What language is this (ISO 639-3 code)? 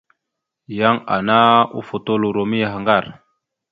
mxu